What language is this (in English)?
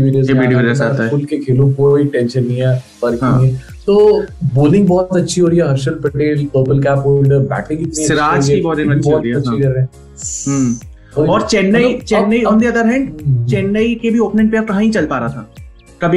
Hindi